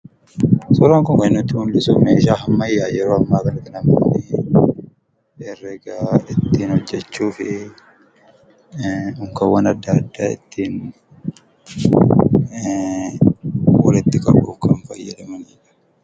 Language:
Oromo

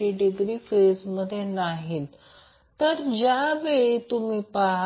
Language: Marathi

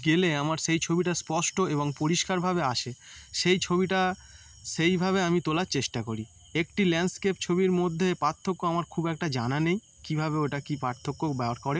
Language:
Bangla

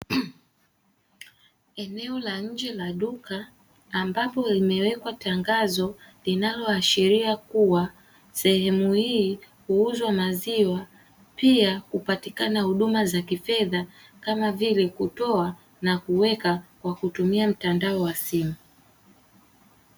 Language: Swahili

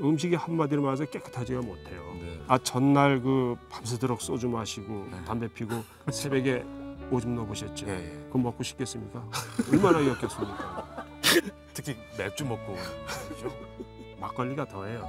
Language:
Korean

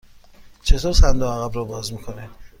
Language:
Persian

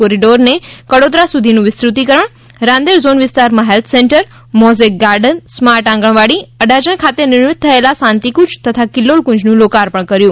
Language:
Gujarati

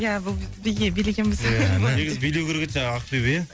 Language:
Kazakh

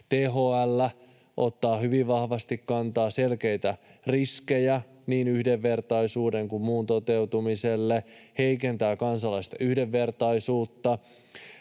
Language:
Finnish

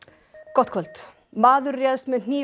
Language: Icelandic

